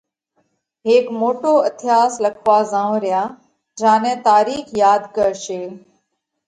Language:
Parkari Koli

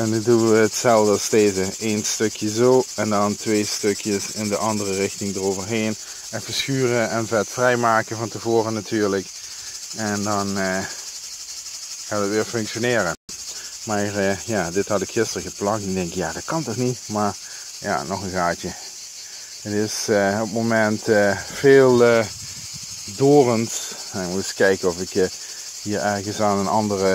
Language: Dutch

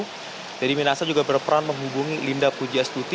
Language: Indonesian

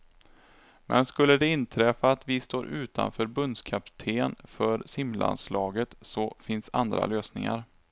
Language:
Swedish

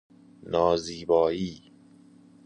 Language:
Persian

